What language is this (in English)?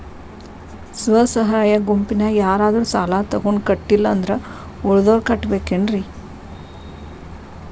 Kannada